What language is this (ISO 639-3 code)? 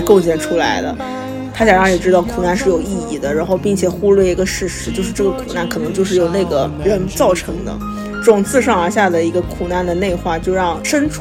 zho